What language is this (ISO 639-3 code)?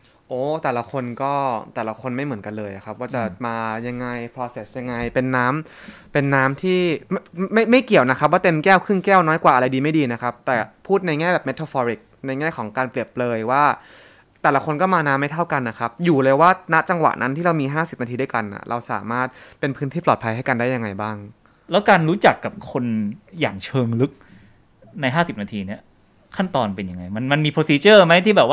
tha